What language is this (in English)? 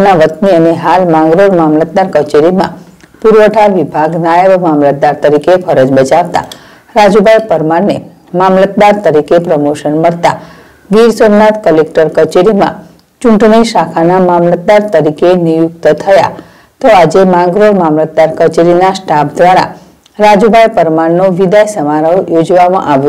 Gujarati